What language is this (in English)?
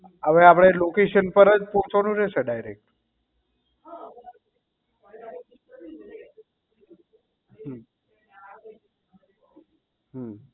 Gujarati